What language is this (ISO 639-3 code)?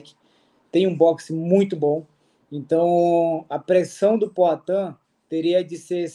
por